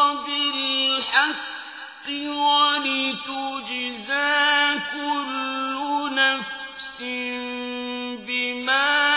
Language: Arabic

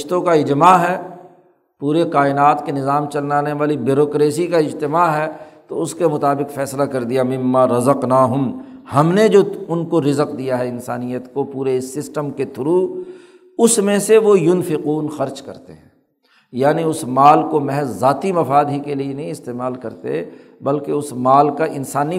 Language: Urdu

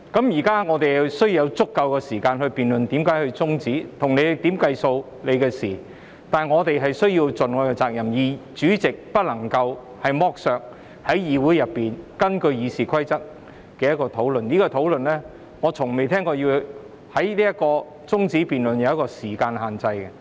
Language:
Cantonese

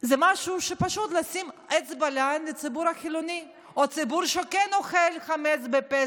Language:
Hebrew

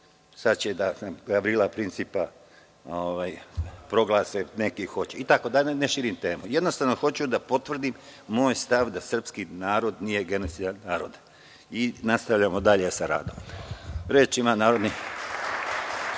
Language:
Serbian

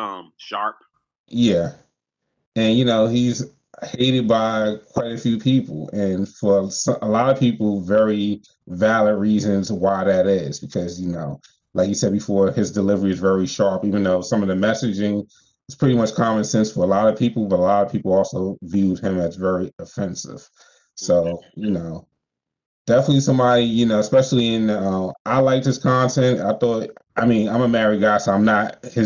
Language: English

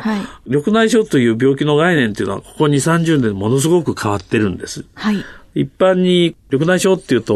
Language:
Japanese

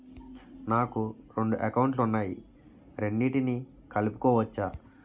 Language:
Telugu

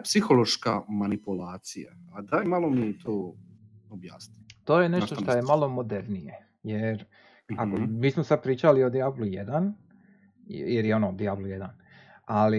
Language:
Croatian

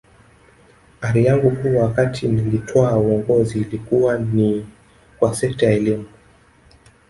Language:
Swahili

